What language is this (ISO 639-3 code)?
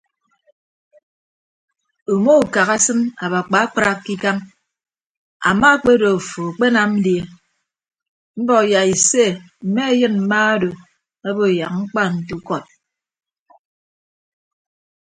ibb